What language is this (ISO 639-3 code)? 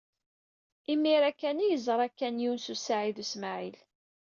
kab